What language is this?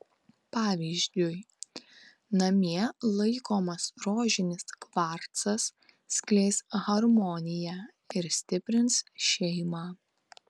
Lithuanian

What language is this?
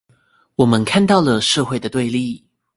Chinese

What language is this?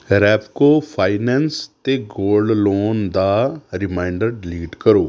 Punjabi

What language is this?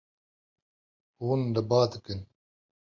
Kurdish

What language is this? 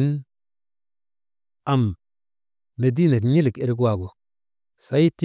Maba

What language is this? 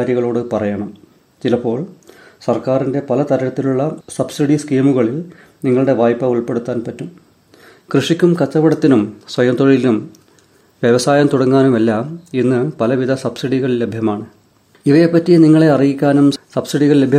Malayalam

